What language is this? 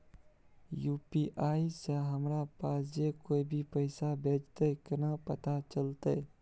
Maithili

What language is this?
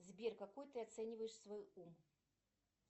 Russian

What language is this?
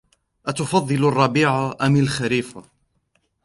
Arabic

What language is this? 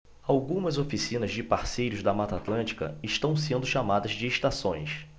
Portuguese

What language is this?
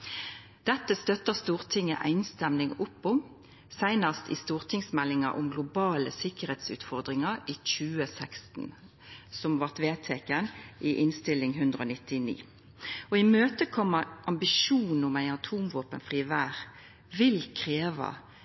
Norwegian Nynorsk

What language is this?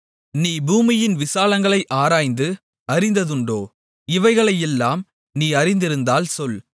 Tamil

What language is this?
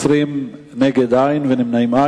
Hebrew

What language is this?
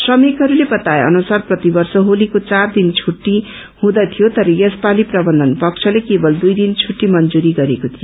Nepali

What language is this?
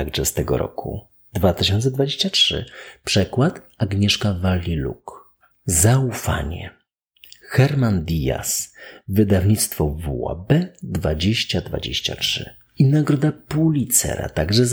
Polish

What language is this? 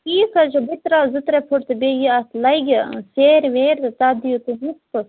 Kashmiri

